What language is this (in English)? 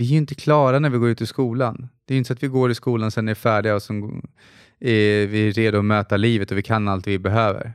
Swedish